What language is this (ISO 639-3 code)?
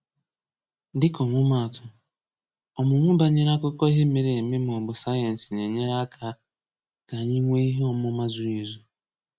ibo